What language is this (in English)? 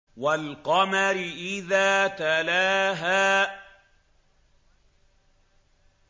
Arabic